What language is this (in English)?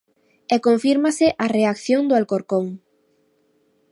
Galician